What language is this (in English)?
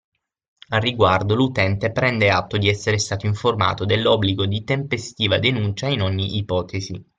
Italian